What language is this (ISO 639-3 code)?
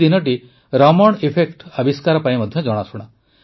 ori